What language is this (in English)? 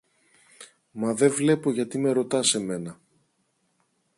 Greek